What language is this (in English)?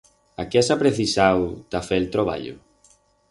Aragonese